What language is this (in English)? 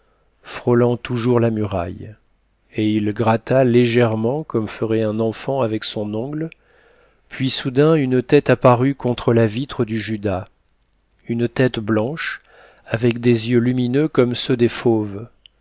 French